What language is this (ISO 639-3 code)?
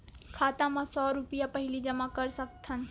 hne